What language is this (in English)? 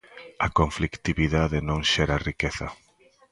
Galician